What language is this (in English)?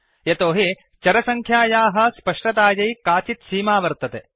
Sanskrit